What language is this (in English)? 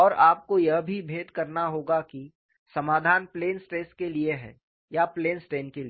Hindi